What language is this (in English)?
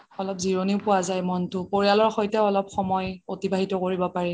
Assamese